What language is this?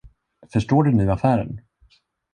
Swedish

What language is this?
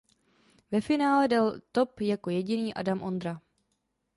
Czech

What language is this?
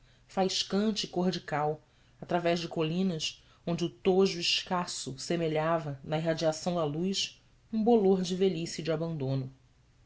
Portuguese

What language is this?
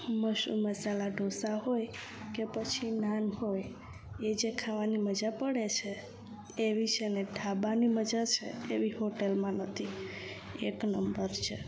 Gujarati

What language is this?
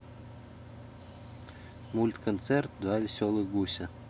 Russian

